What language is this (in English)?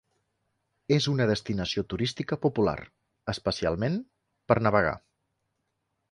Catalan